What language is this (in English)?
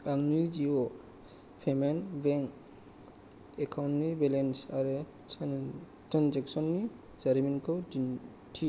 Bodo